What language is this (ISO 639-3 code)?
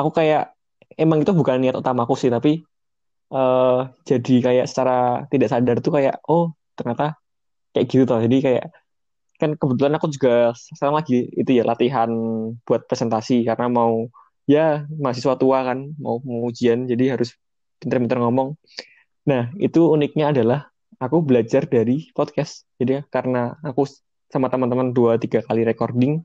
ind